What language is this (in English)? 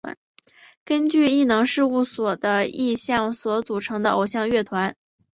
Chinese